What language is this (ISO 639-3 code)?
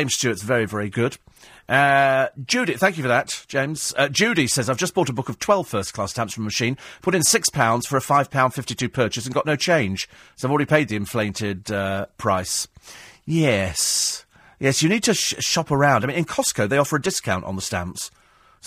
eng